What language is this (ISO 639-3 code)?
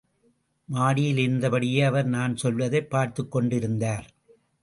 tam